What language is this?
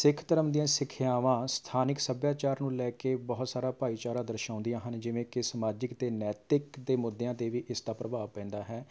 Punjabi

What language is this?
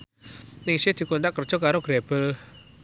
Javanese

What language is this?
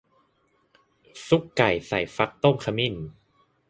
Thai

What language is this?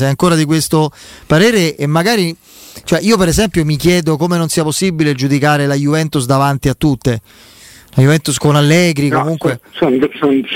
Italian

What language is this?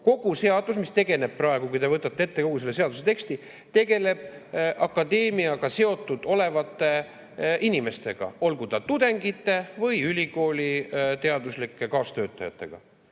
Estonian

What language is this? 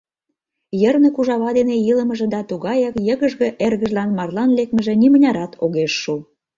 Mari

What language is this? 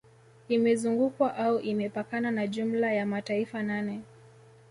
Swahili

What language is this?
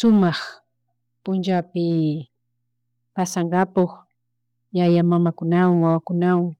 Chimborazo Highland Quichua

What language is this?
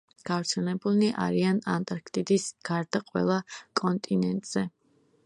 Georgian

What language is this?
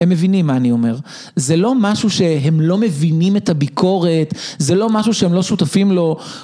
Hebrew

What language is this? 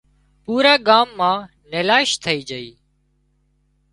Wadiyara Koli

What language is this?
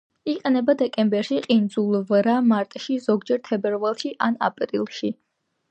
Georgian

